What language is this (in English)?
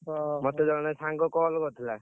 Odia